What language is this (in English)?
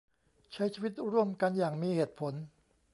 Thai